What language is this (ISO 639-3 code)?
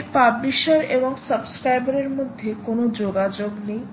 ben